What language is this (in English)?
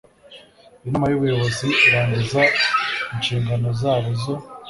Kinyarwanda